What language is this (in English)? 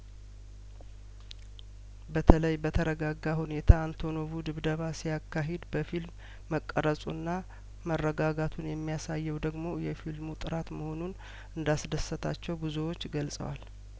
Amharic